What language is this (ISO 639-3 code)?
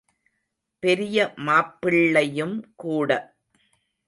tam